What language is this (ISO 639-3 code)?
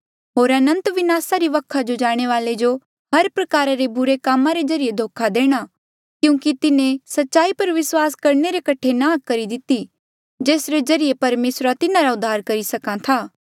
mjl